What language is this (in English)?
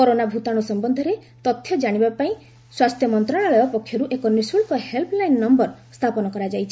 Odia